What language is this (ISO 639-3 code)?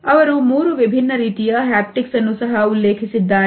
kan